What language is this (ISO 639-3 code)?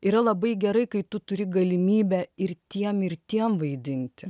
lit